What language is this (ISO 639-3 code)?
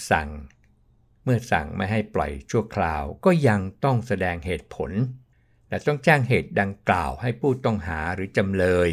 tha